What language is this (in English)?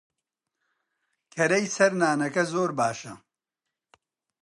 Central Kurdish